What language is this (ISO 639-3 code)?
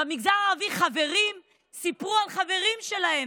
heb